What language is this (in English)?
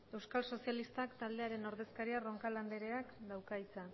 Basque